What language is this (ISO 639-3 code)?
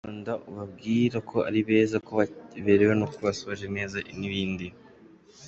kin